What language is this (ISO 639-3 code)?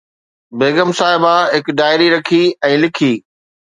snd